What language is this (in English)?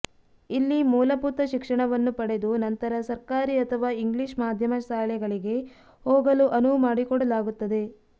Kannada